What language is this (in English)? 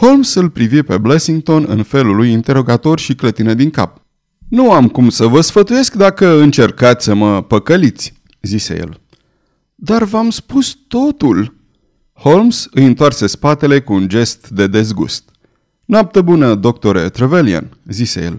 Romanian